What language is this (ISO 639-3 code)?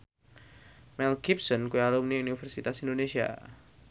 jav